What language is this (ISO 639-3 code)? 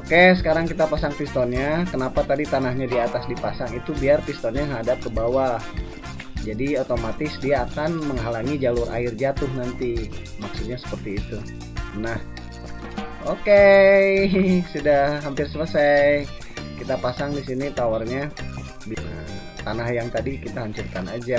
ind